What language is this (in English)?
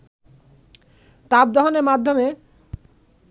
Bangla